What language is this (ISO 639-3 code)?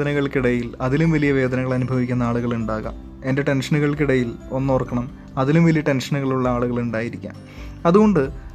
mal